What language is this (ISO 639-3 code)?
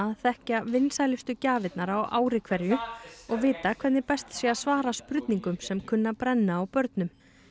isl